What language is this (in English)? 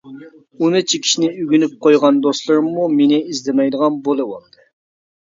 Uyghur